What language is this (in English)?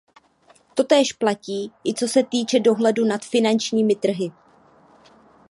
Czech